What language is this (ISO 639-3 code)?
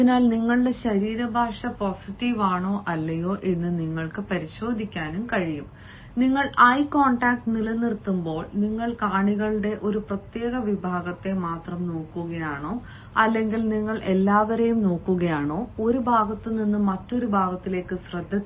mal